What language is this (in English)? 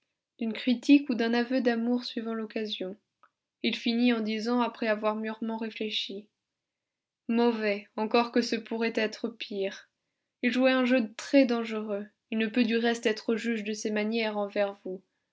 French